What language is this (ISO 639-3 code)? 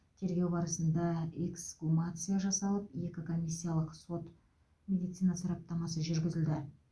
kaz